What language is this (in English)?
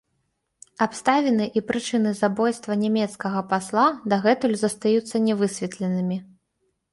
Belarusian